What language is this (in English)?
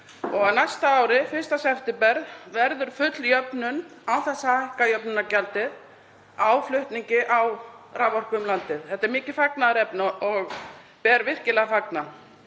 Icelandic